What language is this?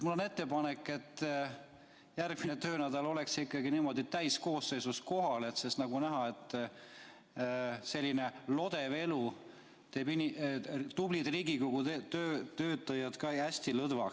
Estonian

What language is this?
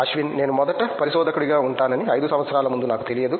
Telugu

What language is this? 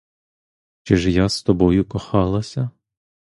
Ukrainian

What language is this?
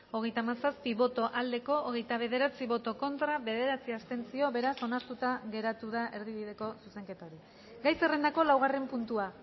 Basque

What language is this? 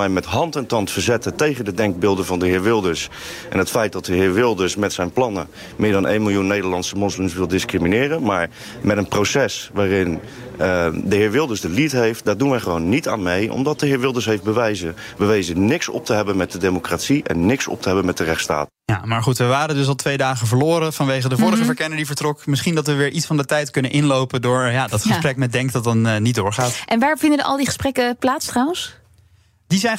Dutch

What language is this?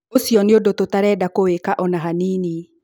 Kikuyu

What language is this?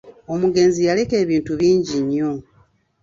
Ganda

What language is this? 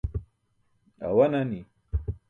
Burushaski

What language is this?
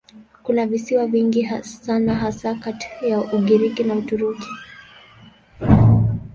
Swahili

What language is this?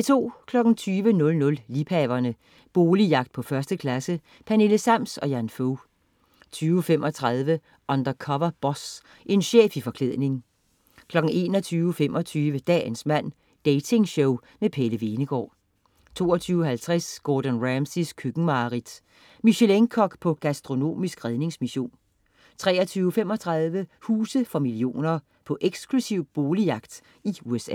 Danish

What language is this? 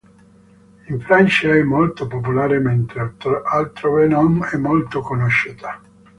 Italian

